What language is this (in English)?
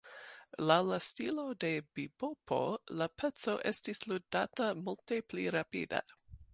Esperanto